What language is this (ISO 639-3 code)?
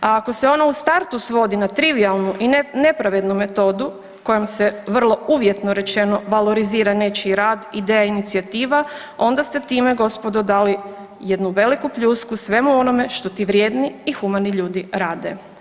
hrv